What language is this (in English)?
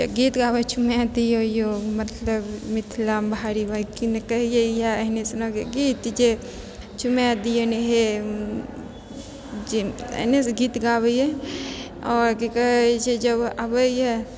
Maithili